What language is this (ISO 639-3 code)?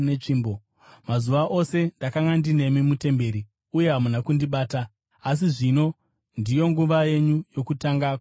sna